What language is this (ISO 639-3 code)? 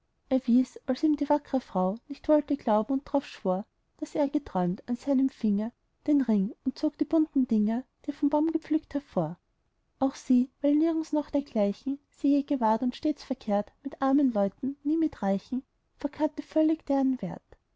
deu